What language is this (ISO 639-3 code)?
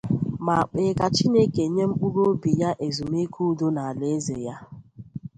ibo